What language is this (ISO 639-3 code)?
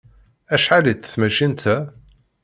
kab